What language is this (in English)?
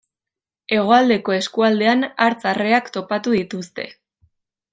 Basque